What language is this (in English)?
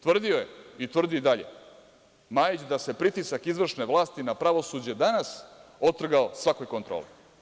Serbian